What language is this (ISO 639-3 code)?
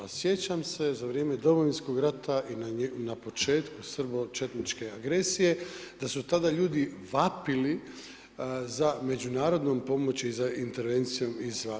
hrv